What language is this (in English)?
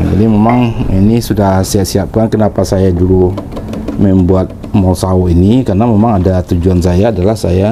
Indonesian